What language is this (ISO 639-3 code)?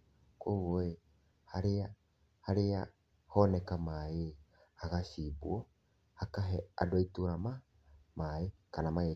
kik